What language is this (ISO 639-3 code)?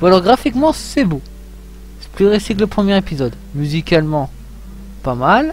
fra